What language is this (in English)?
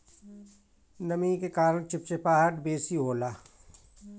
Bhojpuri